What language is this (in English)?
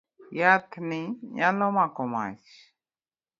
Luo (Kenya and Tanzania)